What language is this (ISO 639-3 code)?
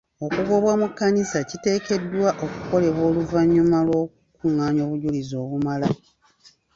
lug